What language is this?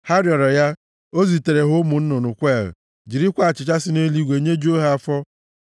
Igbo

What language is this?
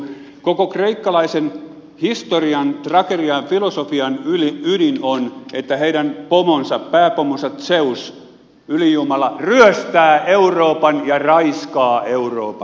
Finnish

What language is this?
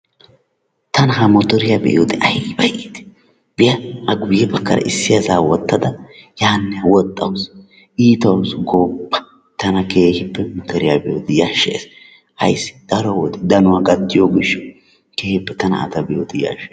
Wolaytta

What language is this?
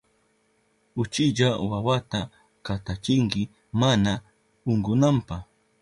Southern Pastaza Quechua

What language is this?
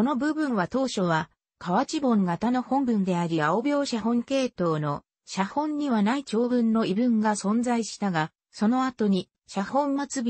Japanese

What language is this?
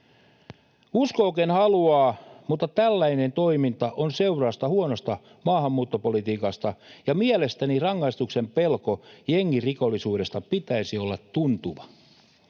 Finnish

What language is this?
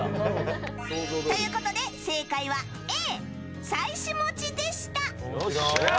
Japanese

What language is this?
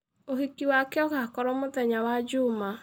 Kikuyu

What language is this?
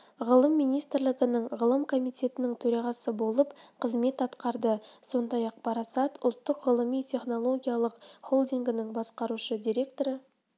Kazakh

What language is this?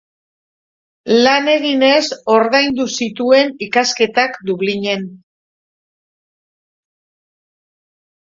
Basque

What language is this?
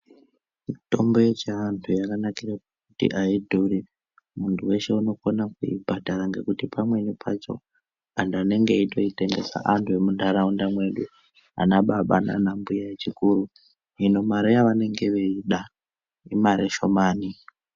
Ndau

